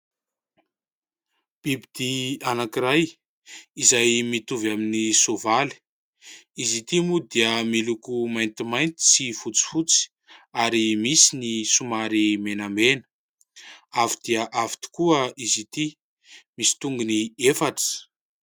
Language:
Malagasy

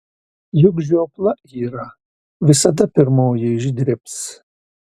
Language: Lithuanian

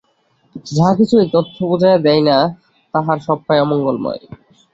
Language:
Bangla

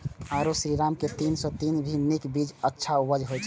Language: Maithili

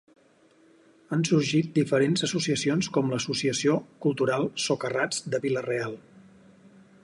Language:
Catalan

